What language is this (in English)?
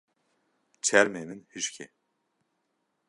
Kurdish